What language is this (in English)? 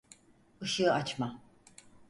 Turkish